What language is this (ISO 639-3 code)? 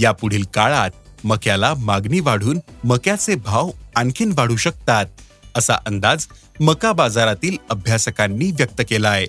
mar